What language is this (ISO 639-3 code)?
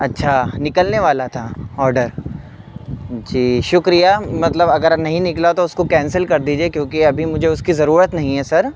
urd